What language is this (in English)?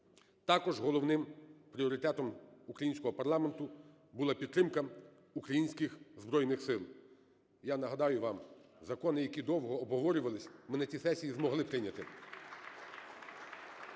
Ukrainian